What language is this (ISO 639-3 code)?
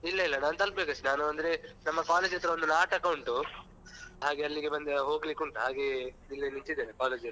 kan